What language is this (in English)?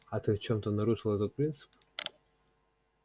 Russian